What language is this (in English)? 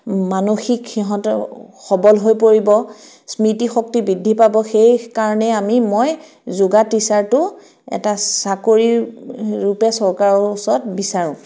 Assamese